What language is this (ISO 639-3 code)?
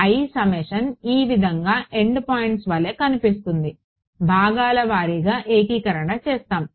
tel